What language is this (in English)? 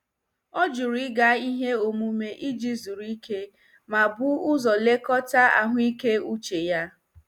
Igbo